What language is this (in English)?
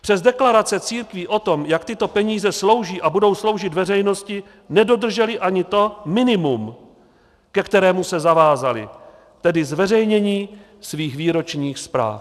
Czech